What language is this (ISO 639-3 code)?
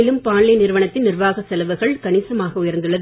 tam